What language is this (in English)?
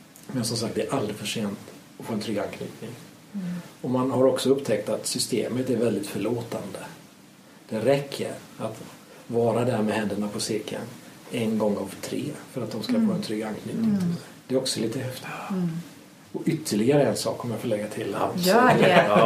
Swedish